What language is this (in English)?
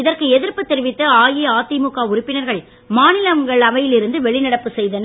Tamil